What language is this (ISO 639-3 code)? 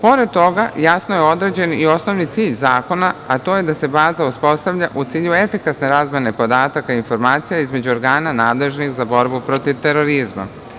srp